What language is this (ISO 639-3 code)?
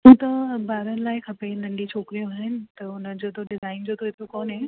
snd